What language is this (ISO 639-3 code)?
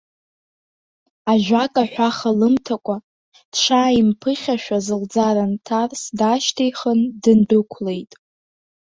abk